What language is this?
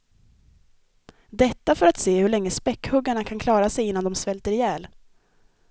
Swedish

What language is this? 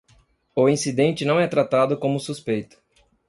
Portuguese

